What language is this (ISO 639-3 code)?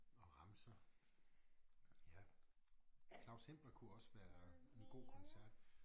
dan